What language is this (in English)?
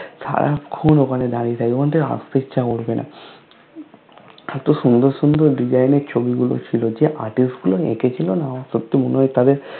Bangla